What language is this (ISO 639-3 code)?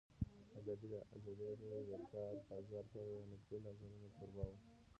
pus